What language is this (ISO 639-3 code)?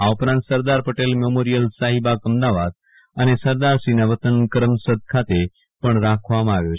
guj